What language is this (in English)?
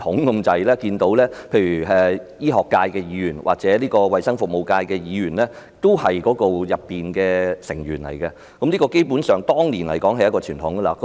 Cantonese